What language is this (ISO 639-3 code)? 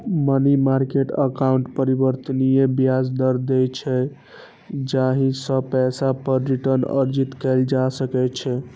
mai